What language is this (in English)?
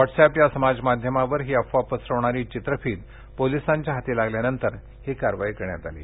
Marathi